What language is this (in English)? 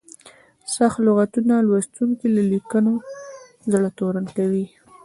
Pashto